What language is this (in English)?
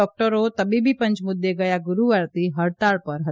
Gujarati